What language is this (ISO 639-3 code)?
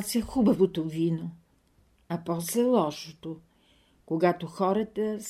bul